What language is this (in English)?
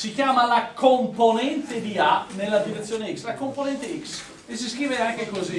Italian